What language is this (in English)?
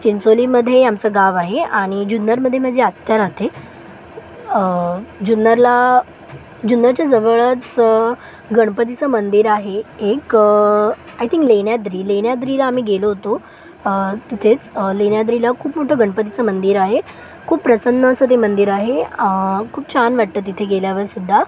Marathi